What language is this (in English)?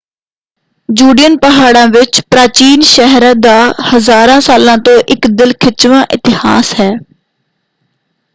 Punjabi